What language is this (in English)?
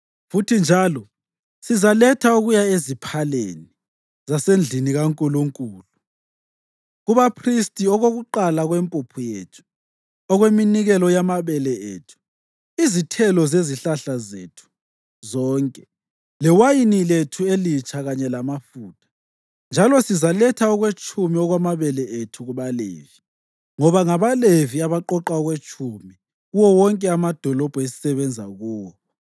North Ndebele